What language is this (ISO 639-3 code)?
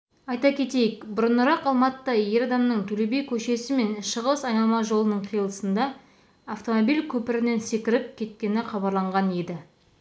kaz